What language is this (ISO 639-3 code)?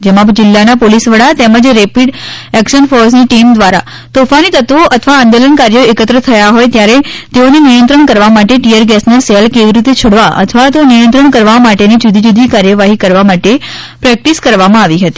guj